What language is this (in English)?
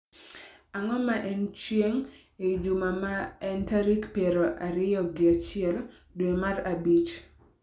Luo (Kenya and Tanzania)